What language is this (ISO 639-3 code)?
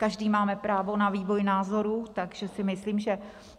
ces